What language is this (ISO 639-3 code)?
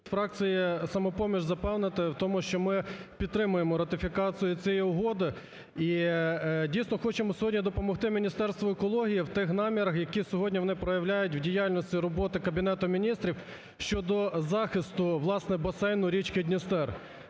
ukr